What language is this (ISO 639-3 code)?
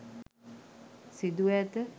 sin